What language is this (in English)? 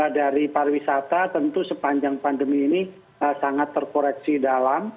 Indonesian